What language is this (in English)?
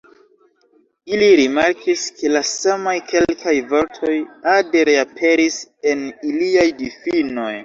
Esperanto